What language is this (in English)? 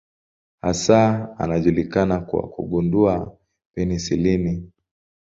Swahili